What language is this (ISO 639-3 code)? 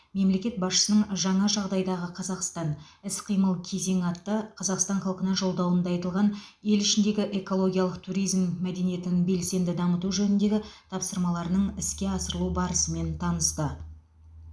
kaz